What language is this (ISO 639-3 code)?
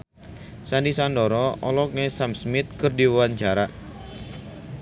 sun